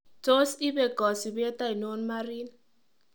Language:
Kalenjin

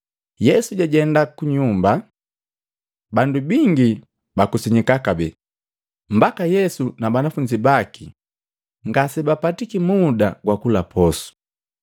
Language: Matengo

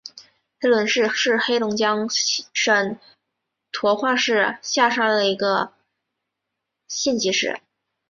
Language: Chinese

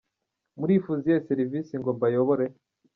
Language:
Kinyarwanda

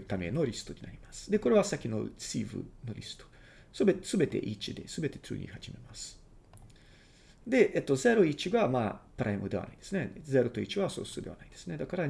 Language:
Japanese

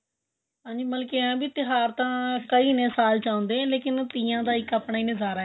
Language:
Punjabi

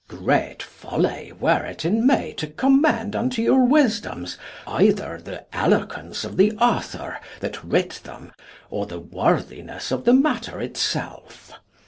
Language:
English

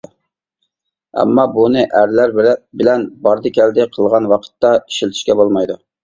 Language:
Uyghur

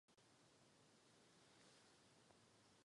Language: Czech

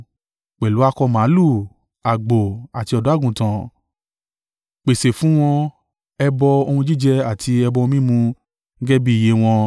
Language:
Yoruba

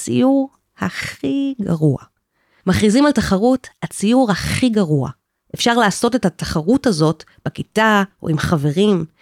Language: Hebrew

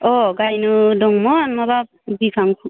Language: Bodo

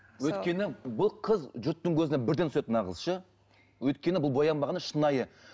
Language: Kazakh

